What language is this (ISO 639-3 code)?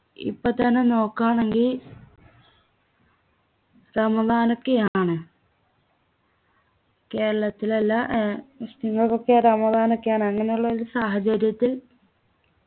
mal